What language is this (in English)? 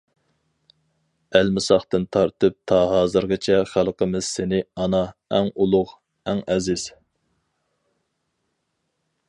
Uyghur